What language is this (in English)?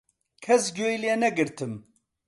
Central Kurdish